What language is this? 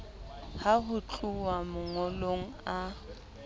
Southern Sotho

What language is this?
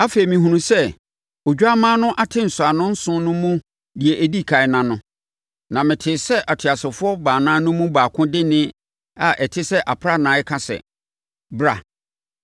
Akan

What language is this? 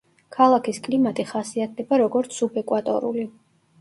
Georgian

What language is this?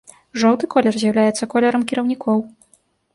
Belarusian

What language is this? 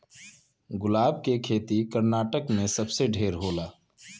Bhojpuri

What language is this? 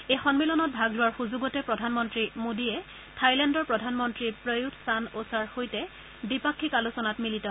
Assamese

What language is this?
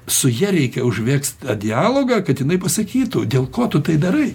Lithuanian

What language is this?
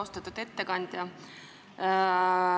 Estonian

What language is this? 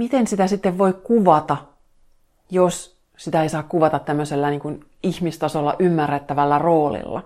Finnish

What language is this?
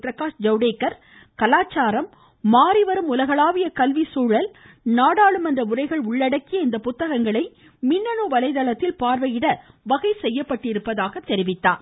Tamil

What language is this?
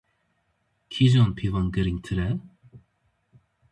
Kurdish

